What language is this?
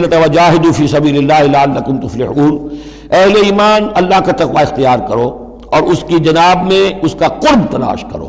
Urdu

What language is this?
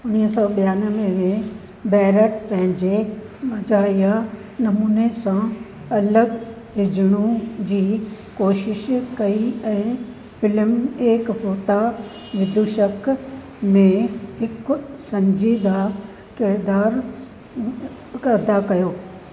Sindhi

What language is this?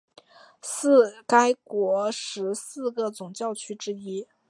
Chinese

